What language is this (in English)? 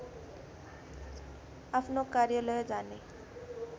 Nepali